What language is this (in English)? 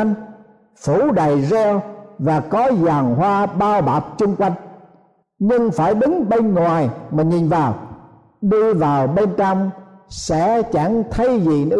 Vietnamese